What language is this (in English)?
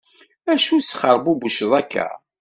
Kabyle